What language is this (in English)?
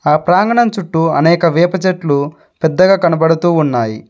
Telugu